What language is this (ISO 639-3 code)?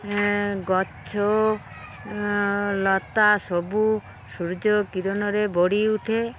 ori